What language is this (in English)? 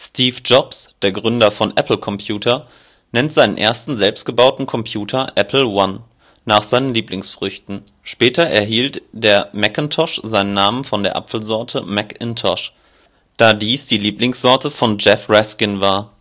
German